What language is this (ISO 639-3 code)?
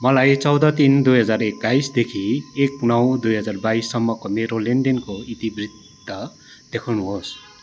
nep